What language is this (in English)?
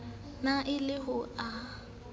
Southern Sotho